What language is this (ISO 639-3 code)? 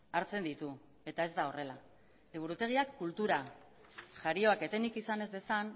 eus